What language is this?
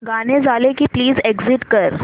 Marathi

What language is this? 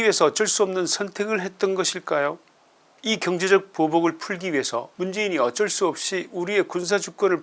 Korean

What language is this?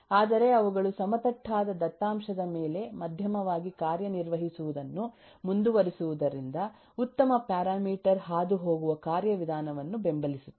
Kannada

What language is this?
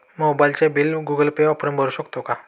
Marathi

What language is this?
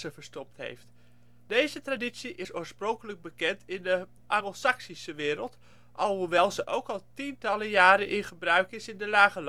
Dutch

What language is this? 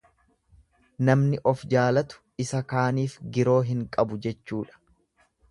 Oromo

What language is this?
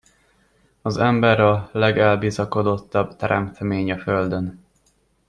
Hungarian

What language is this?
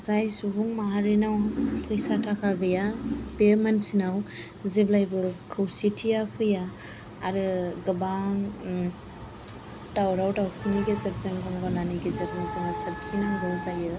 Bodo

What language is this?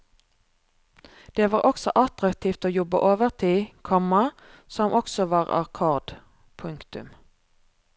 Norwegian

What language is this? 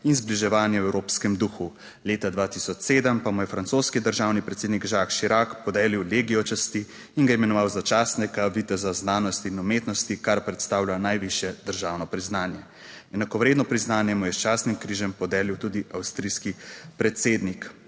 Slovenian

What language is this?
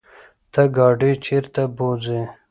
Pashto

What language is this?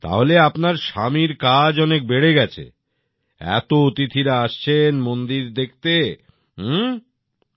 Bangla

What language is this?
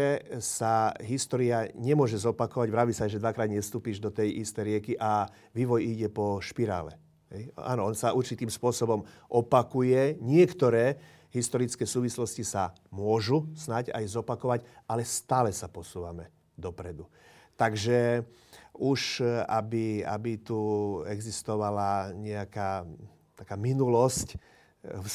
Slovak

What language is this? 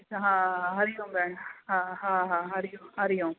Sindhi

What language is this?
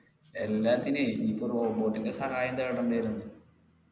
Malayalam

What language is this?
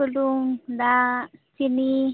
Santali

